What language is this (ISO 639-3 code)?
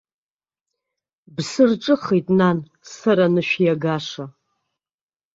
abk